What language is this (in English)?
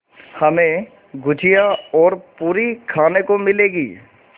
Hindi